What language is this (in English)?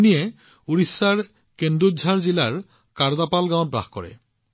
Assamese